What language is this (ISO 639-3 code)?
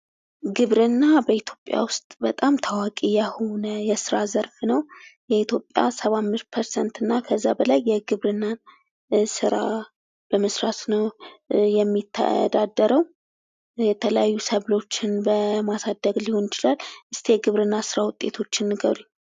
amh